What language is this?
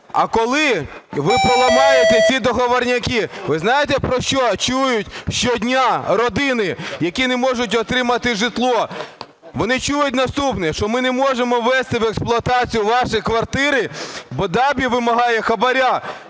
Ukrainian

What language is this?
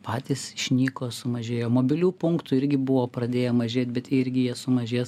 Lithuanian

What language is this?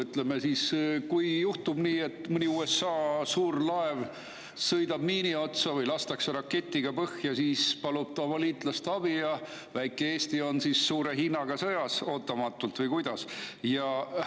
Estonian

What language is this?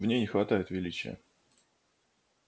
Russian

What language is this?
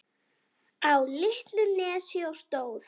Icelandic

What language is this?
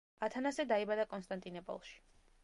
Georgian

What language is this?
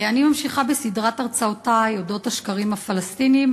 Hebrew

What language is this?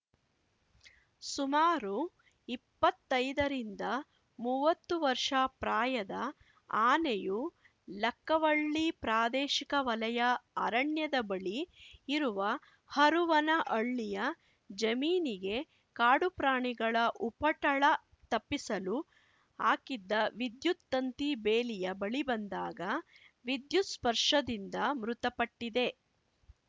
Kannada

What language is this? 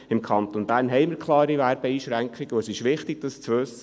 Swiss German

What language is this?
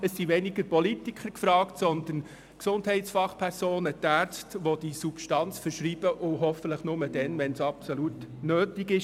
Swiss German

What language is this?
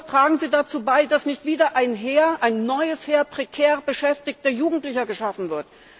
German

